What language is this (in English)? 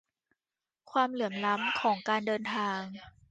Thai